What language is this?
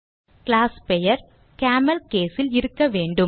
Tamil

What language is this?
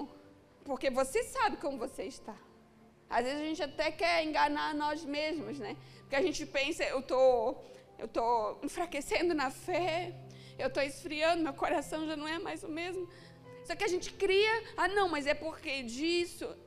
Portuguese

